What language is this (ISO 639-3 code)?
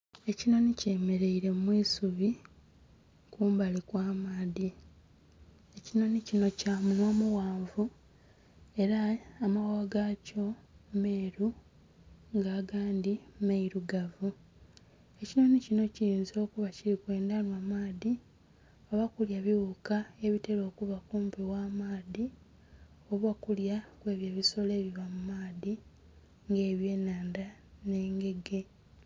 xog